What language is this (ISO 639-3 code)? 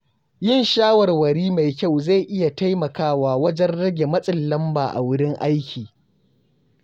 hau